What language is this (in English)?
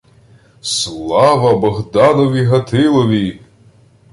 Ukrainian